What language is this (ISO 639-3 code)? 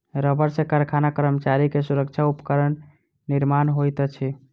mai